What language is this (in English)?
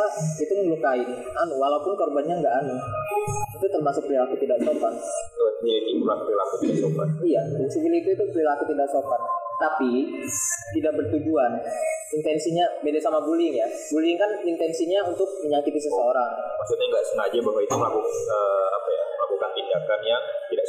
Indonesian